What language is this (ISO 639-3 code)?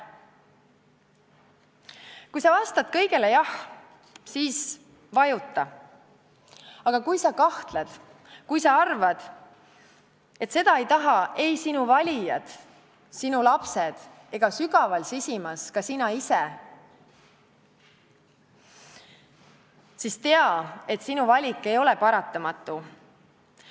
est